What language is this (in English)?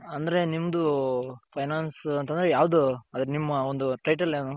Kannada